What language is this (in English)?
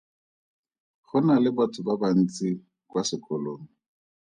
Tswana